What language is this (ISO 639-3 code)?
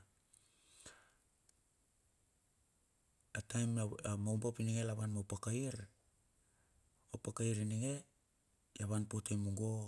bxf